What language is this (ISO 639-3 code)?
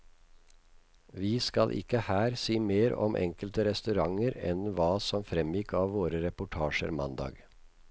nor